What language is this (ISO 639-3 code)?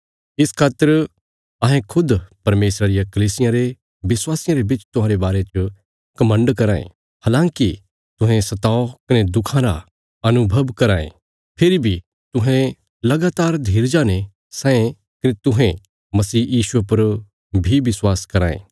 kfs